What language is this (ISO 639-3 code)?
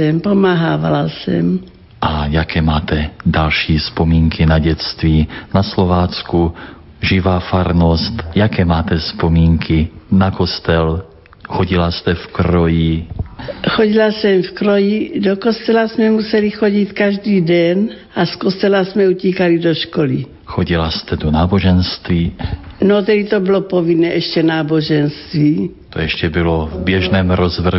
ces